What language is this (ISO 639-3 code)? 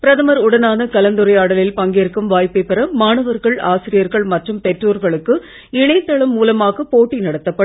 tam